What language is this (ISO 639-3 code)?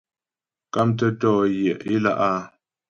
bbj